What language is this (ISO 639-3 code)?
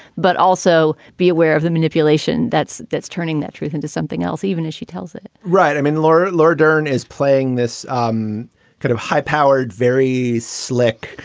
eng